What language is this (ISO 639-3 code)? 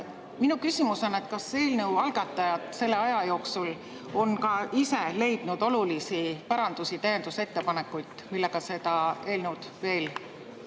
est